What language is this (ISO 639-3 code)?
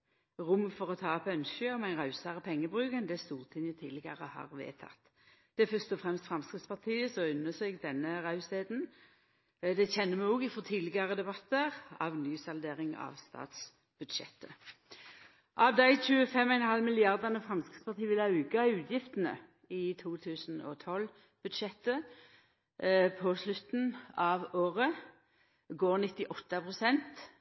nno